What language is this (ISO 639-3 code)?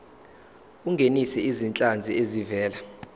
zul